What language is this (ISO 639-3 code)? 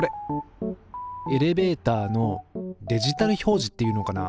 jpn